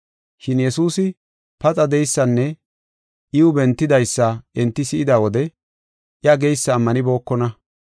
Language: Gofa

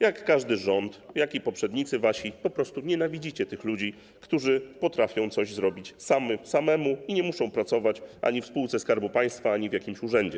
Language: Polish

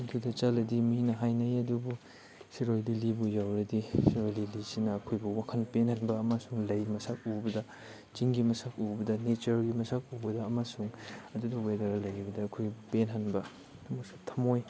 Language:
Manipuri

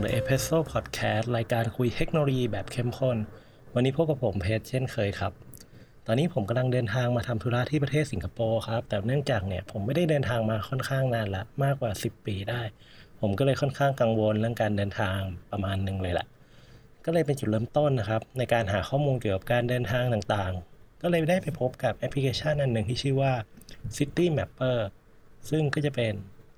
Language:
Thai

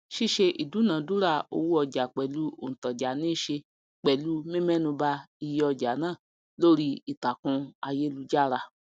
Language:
Yoruba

